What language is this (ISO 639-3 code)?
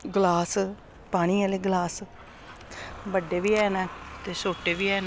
doi